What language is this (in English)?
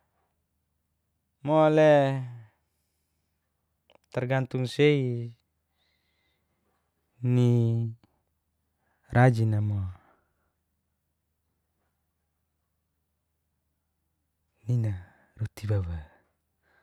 Geser-Gorom